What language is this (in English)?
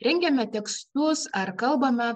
Lithuanian